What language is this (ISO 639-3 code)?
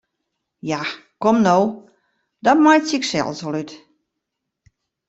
fry